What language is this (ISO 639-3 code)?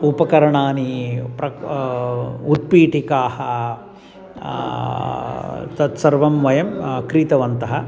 san